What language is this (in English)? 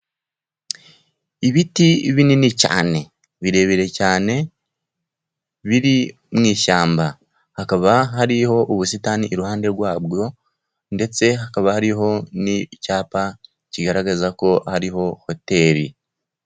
Kinyarwanda